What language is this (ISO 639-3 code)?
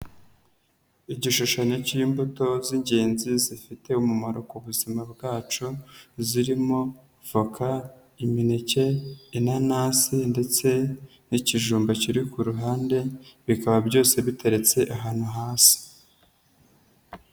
kin